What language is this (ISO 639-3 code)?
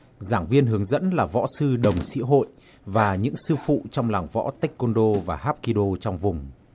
vie